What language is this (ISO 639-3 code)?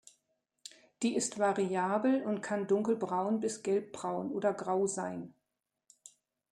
deu